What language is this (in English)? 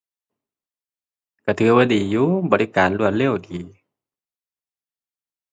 Thai